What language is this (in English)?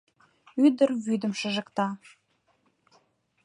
Mari